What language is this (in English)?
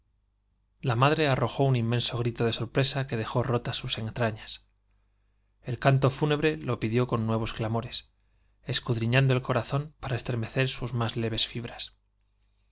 Spanish